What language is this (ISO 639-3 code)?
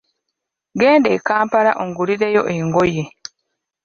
lug